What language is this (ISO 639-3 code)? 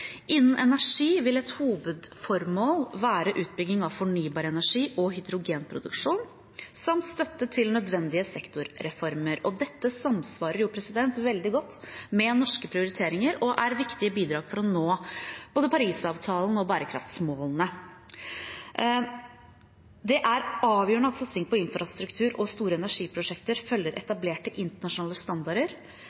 nob